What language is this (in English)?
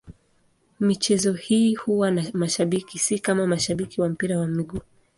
Swahili